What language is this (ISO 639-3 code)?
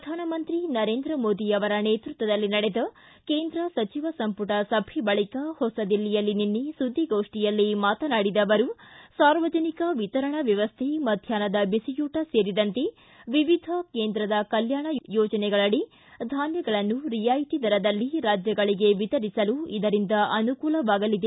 kan